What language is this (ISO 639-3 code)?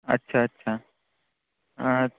mar